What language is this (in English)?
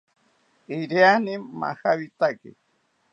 South Ucayali Ashéninka